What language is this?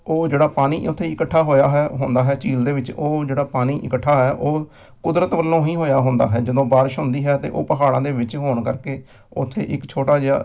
Punjabi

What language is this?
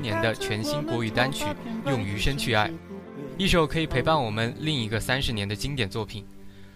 Chinese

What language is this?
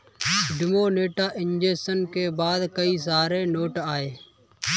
Hindi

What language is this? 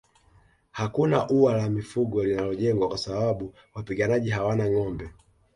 Swahili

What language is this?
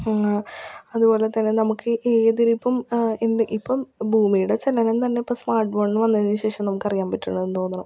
Malayalam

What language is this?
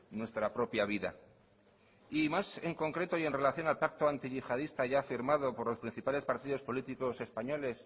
Spanish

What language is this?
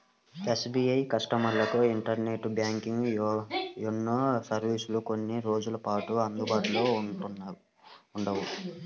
Telugu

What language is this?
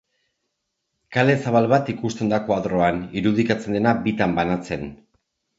Basque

